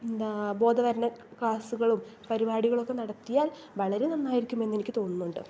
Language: Malayalam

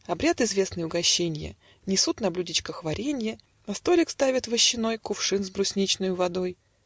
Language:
Russian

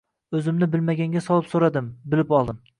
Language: Uzbek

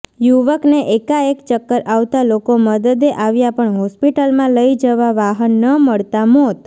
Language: Gujarati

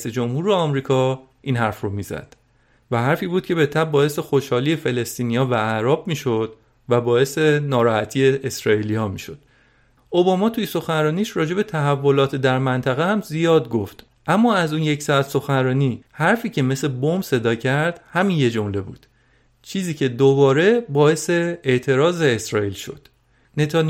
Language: Persian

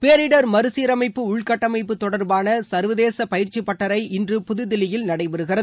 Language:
Tamil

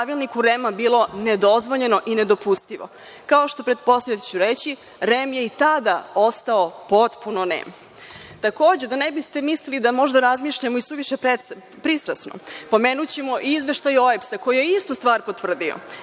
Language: Serbian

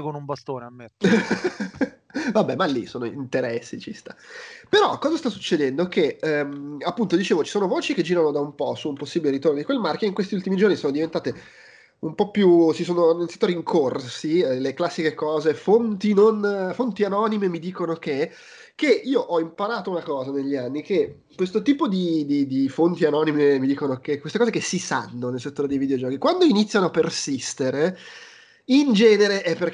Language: Italian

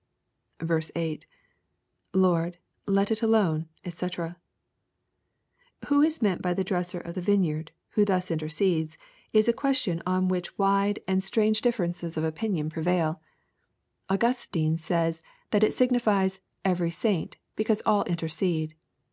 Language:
English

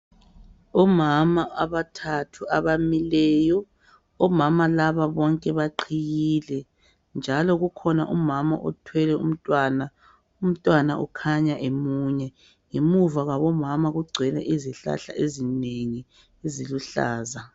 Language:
North Ndebele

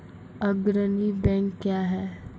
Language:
Maithili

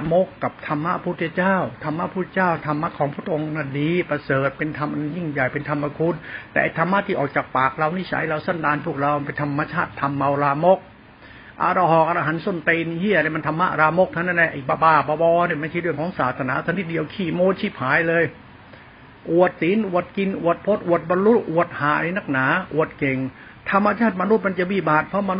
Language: Thai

